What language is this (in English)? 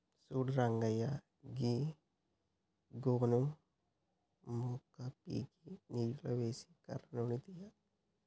Telugu